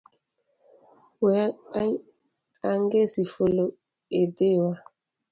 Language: Luo (Kenya and Tanzania)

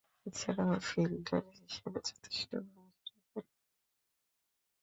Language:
Bangla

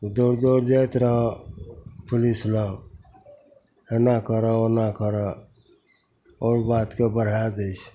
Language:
Maithili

